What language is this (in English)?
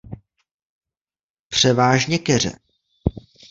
Czech